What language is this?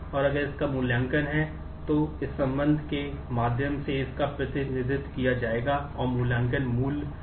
Hindi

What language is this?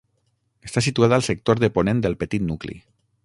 Catalan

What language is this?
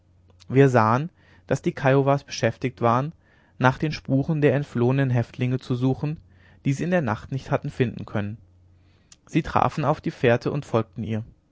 German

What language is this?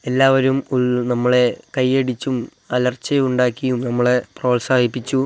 Malayalam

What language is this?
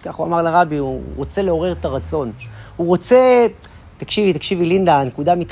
Hebrew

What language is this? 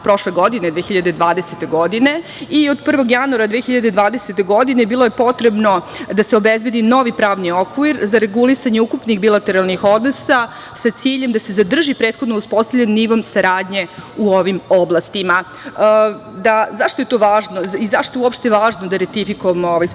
Serbian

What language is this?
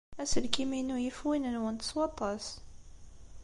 Kabyle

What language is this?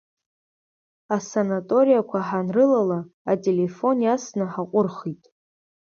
Abkhazian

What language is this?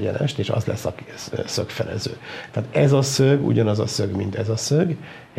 Hungarian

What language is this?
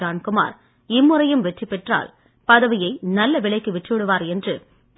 Tamil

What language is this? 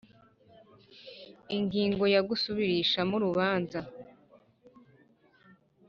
Kinyarwanda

